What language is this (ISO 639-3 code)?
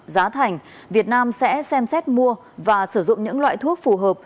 vie